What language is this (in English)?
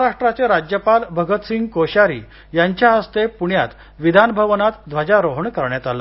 Marathi